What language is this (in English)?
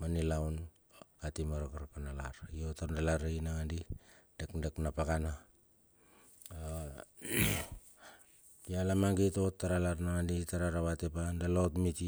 Bilur